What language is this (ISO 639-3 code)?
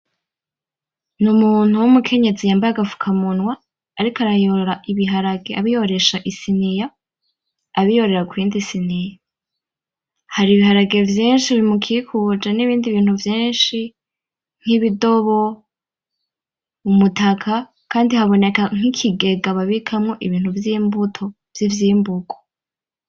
run